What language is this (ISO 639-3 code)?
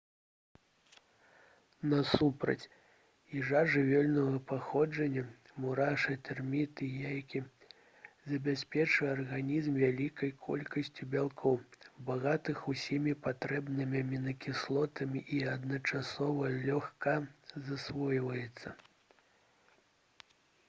bel